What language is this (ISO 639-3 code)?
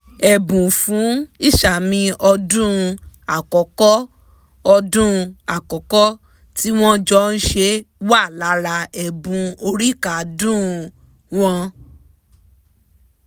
yor